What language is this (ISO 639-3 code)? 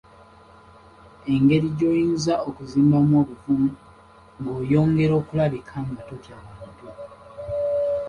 lug